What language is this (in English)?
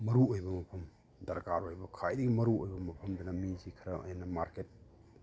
Manipuri